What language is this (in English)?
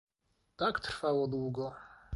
Polish